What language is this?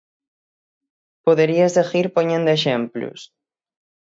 Galician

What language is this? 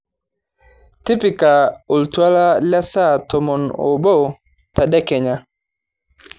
Masai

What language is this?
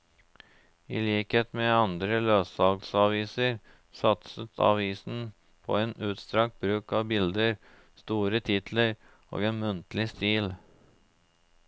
Norwegian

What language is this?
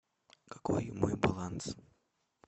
Russian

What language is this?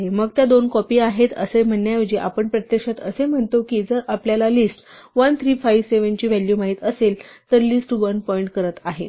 Marathi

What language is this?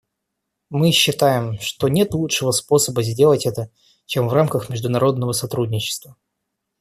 Russian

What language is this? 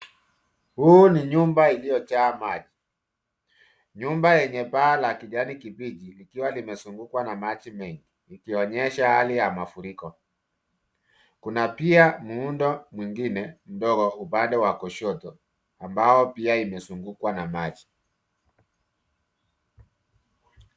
Swahili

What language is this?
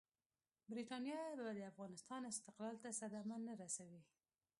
Pashto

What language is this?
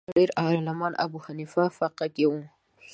Pashto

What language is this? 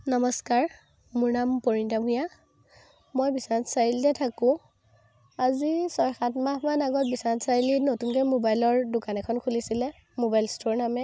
Assamese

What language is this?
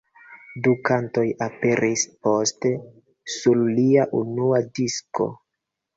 Esperanto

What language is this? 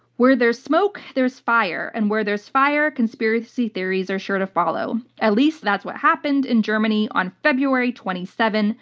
English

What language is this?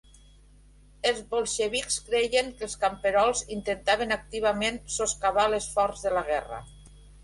Catalan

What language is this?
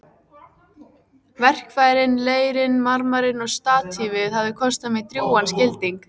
Icelandic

